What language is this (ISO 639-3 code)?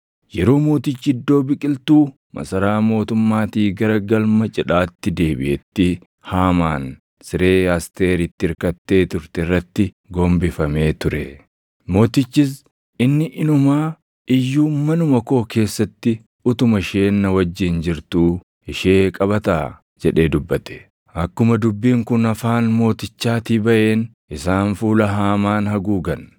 orm